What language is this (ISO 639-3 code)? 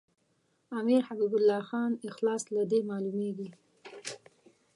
pus